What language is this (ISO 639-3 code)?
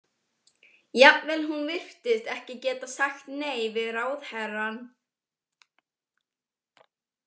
isl